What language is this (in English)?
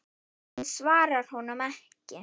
Icelandic